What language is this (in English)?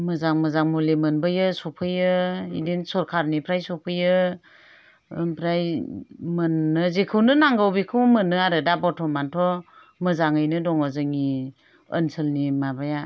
Bodo